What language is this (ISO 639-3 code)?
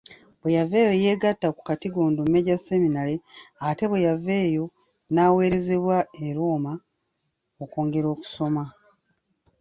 lug